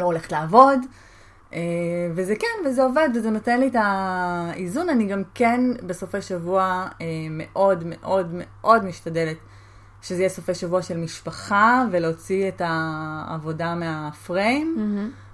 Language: Hebrew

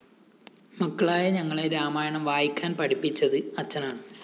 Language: Malayalam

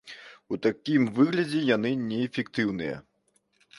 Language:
Belarusian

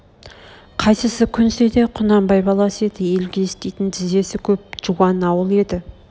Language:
Kazakh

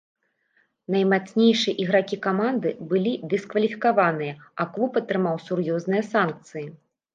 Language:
Belarusian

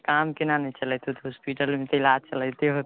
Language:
Maithili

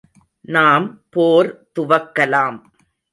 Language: Tamil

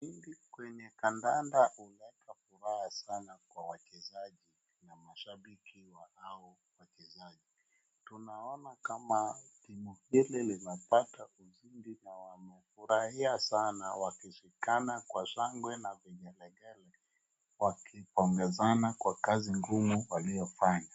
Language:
Swahili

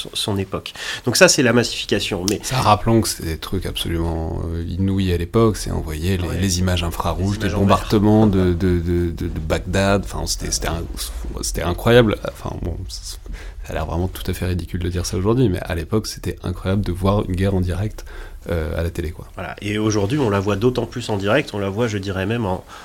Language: French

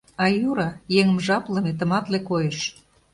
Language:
Mari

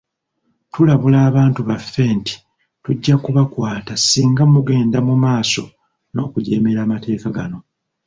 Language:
Ganda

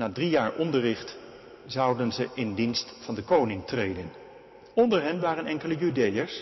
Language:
Dutch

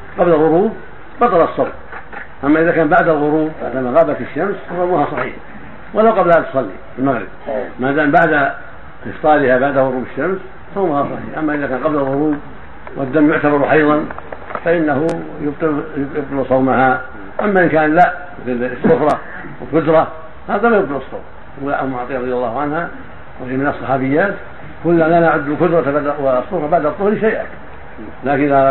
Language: Arabic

